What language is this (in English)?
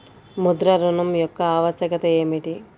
Telugu